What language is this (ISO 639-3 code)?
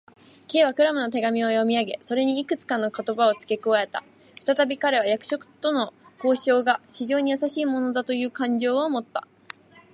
jpn